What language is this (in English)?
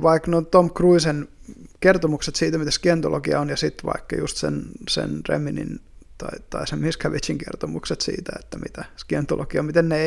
Finnish